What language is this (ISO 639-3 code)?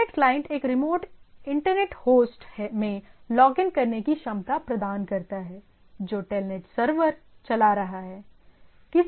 hin